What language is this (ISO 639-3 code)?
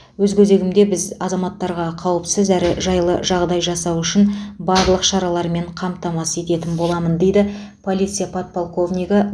kaz